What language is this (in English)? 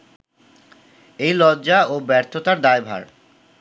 Bangla